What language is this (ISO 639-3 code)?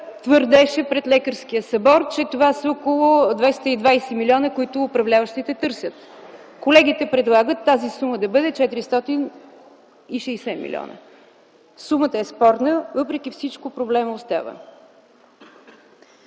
bul